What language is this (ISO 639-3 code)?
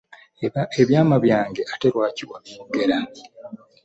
lug